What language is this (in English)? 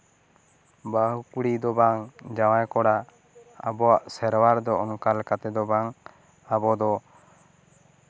Santali